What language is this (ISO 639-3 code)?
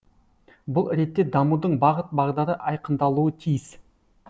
kaz